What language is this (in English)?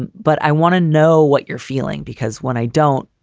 English